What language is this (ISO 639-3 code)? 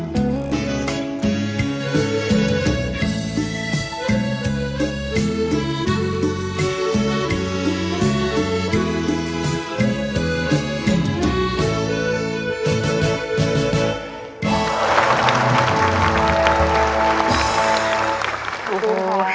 tha